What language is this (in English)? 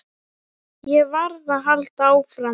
Icelandic